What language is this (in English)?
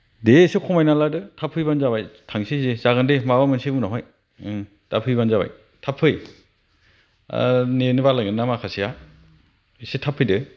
Bodo